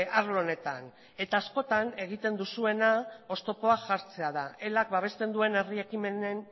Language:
Basque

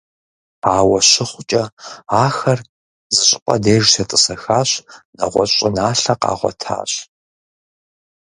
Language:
Kabardian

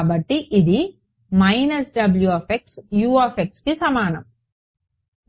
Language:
Telugu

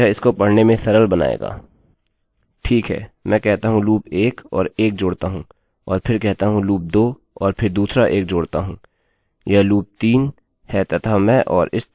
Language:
Hindi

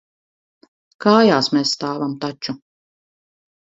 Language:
Latvian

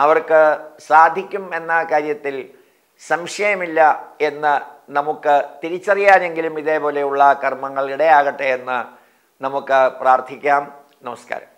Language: Malayalam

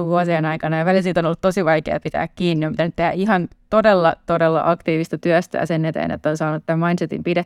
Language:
Finnish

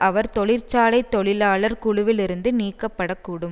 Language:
Tamil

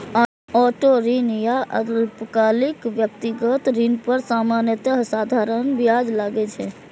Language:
Maithili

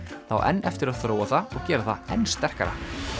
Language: Icelandic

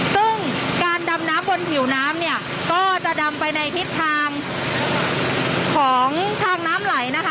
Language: Thai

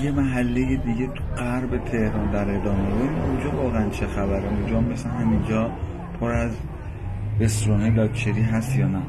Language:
Persian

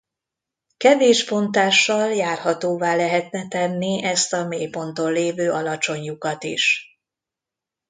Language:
Hungarian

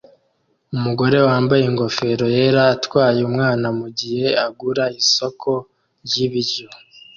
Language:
Kinyarwanda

